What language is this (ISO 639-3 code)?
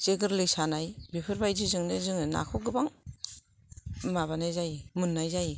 brx